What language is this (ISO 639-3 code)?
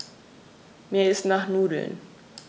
deu